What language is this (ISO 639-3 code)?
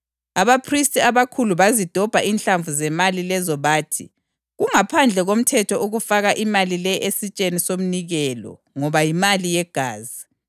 nde